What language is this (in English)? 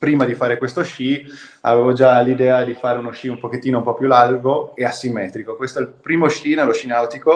Italian